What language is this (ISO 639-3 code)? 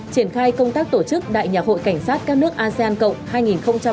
vie